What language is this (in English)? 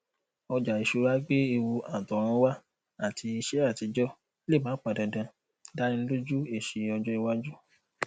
Yoruba